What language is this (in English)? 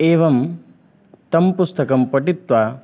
Sanskrit